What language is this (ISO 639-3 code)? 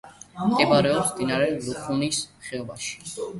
kat